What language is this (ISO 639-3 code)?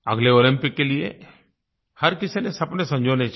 hin